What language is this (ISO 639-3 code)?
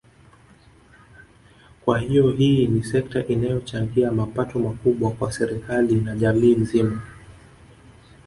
swa